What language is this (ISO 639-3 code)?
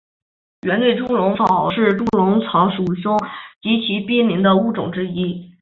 zho